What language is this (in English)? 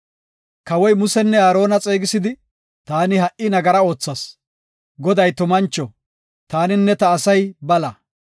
Gofa